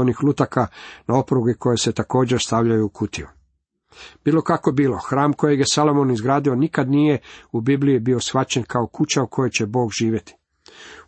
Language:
Croatian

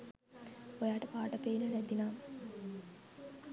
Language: Sinhala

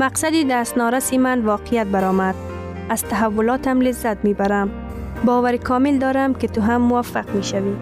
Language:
Persian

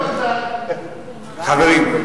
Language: Hebrew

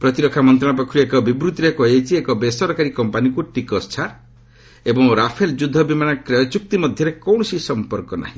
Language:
Odia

